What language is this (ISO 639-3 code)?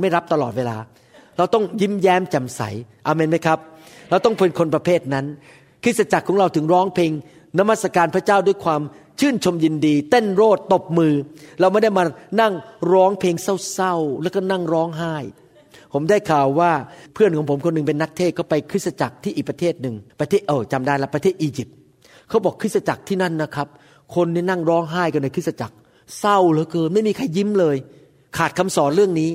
tha